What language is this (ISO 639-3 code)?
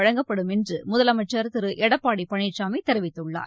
tam